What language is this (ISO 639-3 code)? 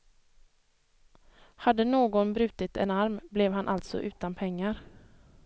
swe